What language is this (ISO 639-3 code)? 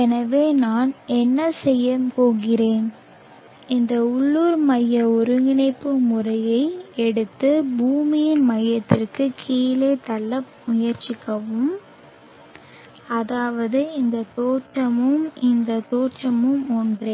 tam